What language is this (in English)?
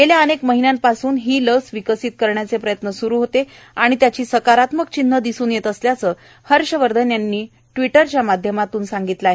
Marathi